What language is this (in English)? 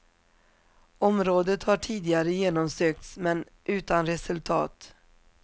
Swedish